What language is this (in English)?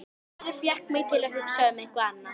Icelandic